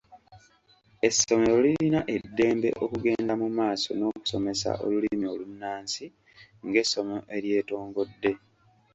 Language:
Ganda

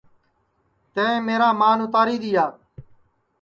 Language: Sansi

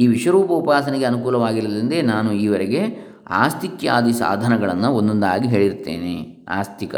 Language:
Kannada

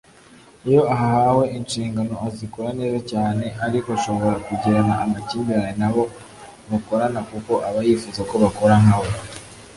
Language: Kinyarwanda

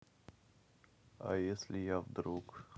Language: Russian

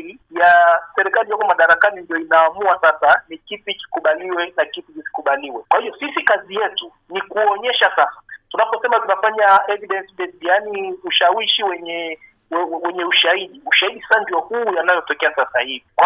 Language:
Swahili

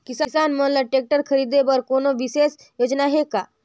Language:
Chhattisgarhi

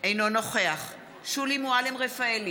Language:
Hebrew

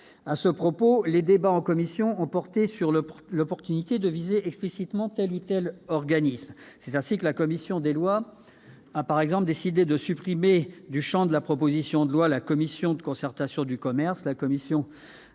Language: French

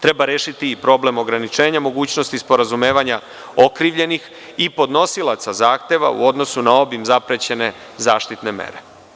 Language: Serbian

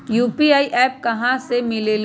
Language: Magahi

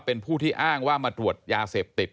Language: Thai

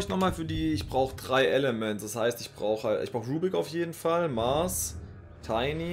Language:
German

